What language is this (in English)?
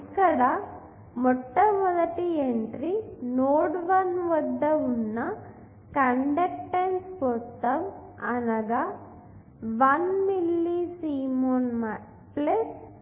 Telugu